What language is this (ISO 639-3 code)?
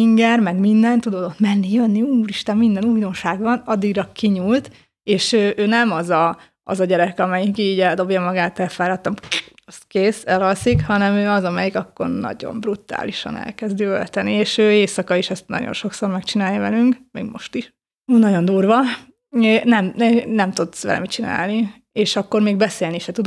hun